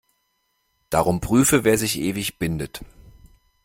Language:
German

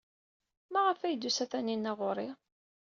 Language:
Kabyle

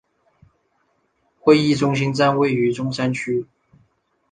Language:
Chinese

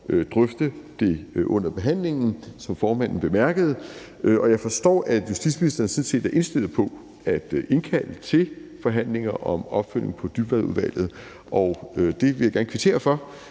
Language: Danish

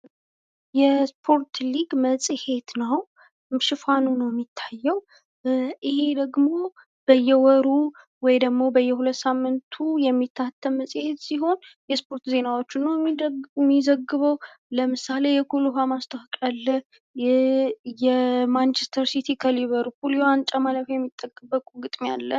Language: Amharic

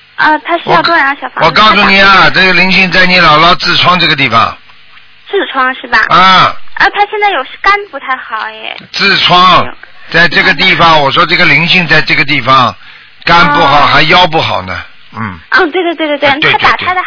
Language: Chinese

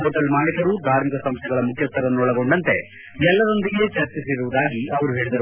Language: Kannada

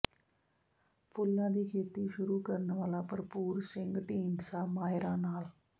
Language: Punjabi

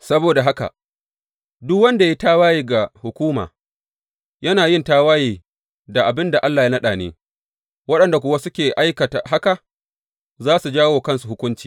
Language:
Hausa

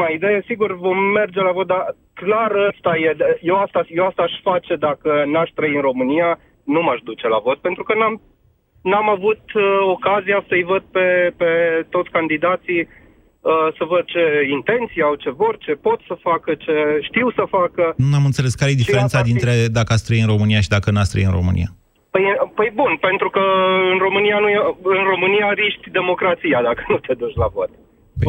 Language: Romanian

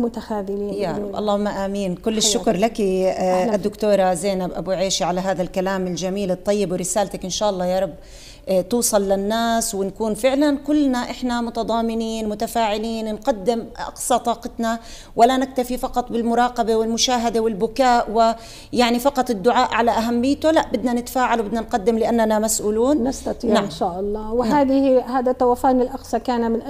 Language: Arabic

